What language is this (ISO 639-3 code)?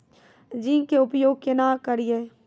mai